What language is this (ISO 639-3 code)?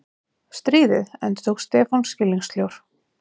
isl